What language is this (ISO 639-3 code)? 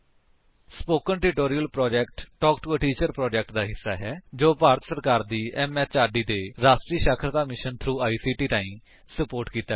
pan